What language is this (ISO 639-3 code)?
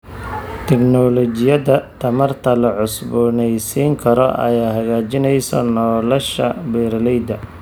som